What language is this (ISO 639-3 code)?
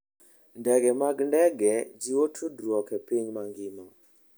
luo